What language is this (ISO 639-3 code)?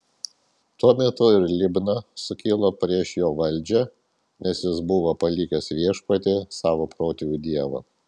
lit